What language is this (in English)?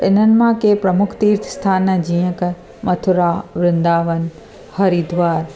Sindhi